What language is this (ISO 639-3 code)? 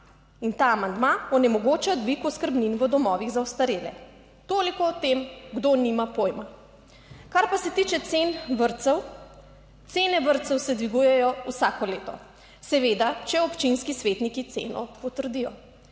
slv